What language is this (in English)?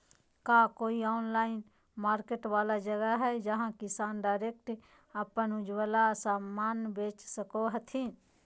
Magahi